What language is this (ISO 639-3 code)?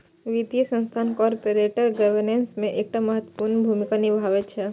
mai